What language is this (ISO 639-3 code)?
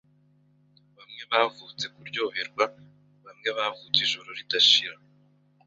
kin